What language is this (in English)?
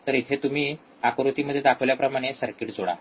Marathi